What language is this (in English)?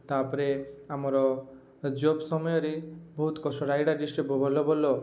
Odia